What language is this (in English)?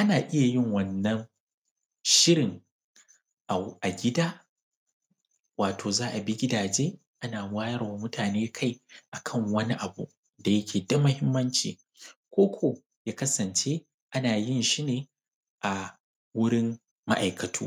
Hausa